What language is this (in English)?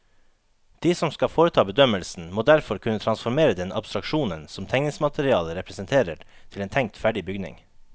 Norwegian